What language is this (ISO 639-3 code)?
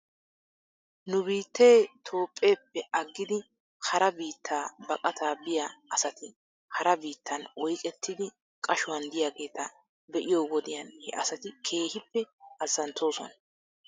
wal